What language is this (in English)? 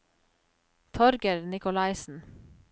Norwegian